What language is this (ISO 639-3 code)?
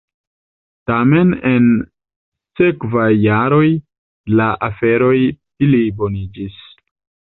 epo